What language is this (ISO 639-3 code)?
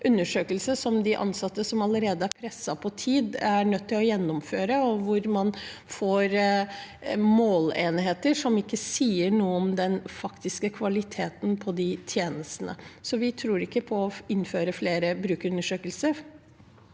nor